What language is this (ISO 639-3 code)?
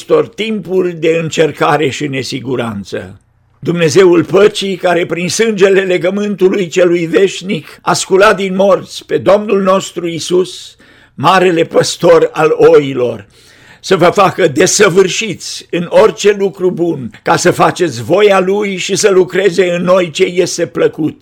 ron